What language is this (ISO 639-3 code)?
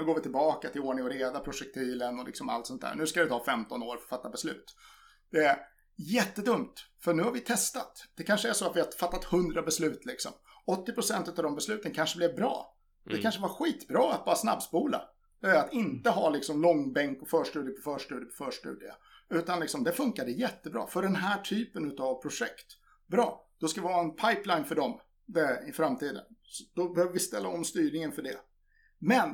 swe